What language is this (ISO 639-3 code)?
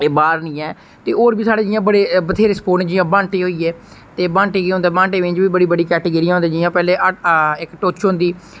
doi